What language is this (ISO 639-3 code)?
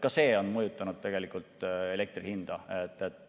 est